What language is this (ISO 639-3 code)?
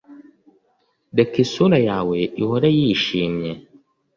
kin